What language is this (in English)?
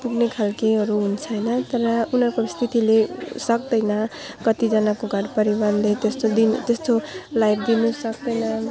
Nepali